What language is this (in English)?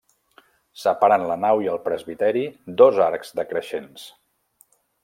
Catalan